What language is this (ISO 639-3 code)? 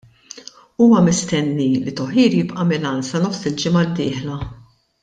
mlt